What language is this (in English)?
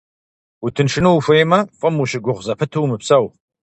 Kabardian